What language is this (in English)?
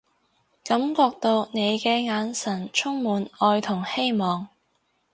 Cantonese